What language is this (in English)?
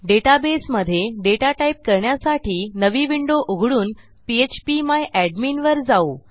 Marathi